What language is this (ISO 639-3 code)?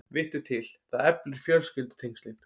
isl